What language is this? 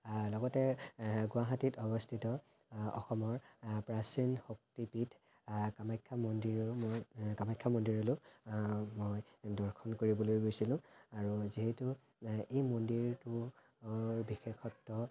Assamese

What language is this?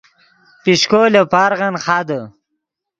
Yidgha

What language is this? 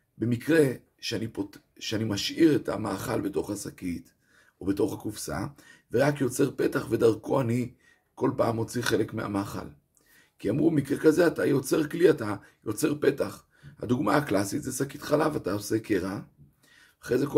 Hebrew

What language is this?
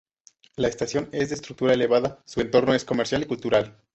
Spanish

